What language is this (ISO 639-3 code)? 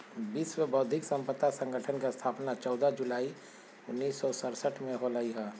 mag